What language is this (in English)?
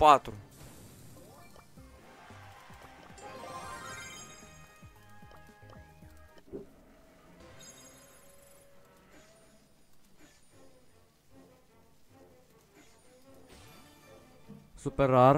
Romanian